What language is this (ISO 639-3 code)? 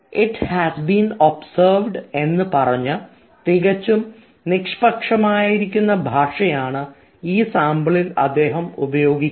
mal